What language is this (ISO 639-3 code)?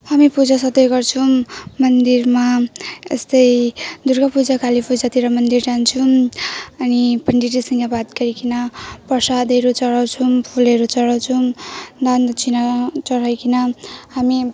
nep